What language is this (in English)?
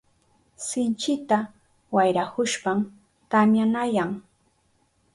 Southern Pastaza Quechua